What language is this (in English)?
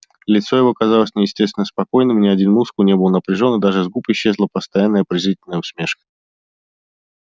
Russian